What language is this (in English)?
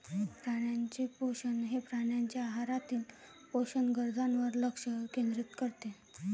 Marathi